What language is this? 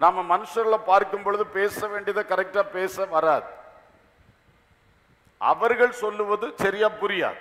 Thai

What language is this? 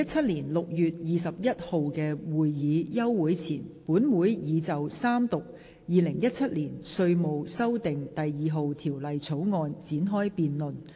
Cantonese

